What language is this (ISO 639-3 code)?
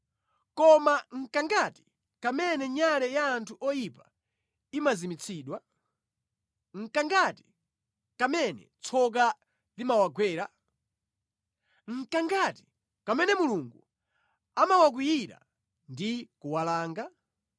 nya